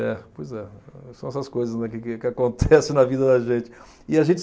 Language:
Portuguese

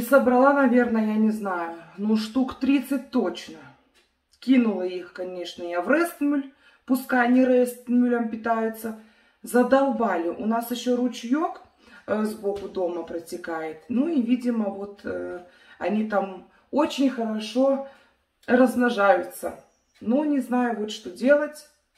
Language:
Russian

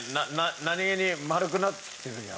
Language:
Japanese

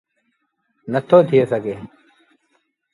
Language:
Sindhi Bhil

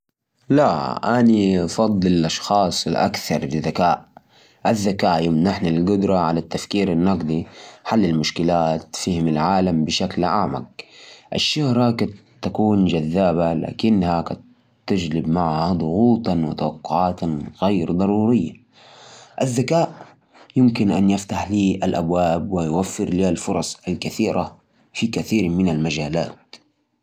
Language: Najdi Arabic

